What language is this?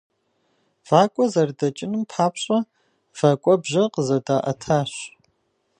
Kabardian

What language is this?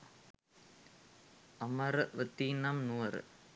Sinhala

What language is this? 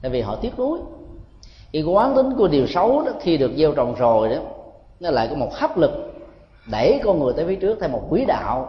Vietnamese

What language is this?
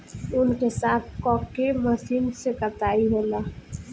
Bhojpuri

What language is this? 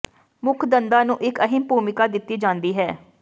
Punjabi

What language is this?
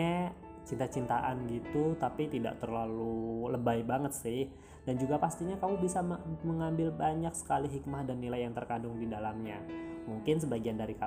Indonesian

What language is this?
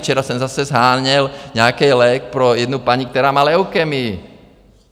Czech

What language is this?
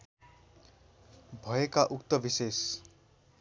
Nepali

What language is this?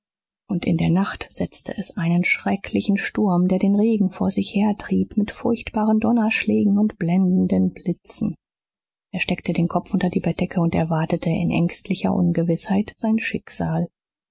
German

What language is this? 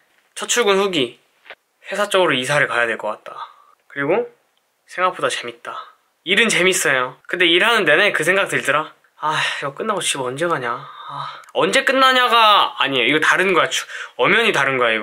Korean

